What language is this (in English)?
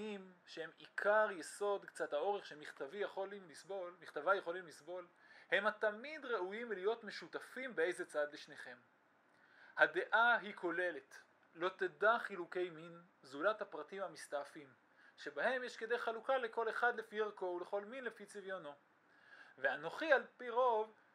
Hebrew